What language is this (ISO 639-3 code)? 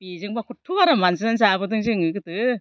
brx